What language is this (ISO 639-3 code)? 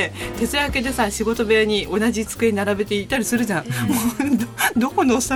jpn